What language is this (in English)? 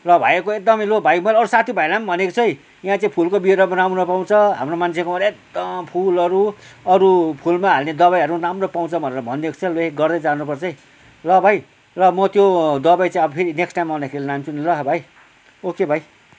Nepali